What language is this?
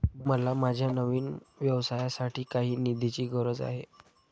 Marathi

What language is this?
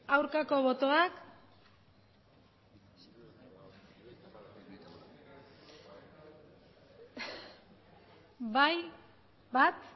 Basque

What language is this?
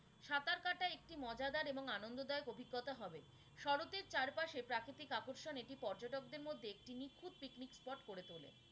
Bangla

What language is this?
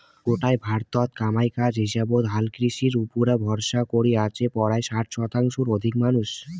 Bangla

